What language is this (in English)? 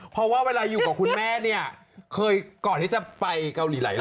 Thai